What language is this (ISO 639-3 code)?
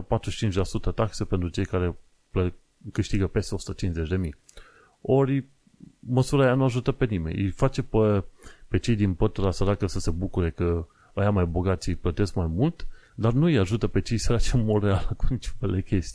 ron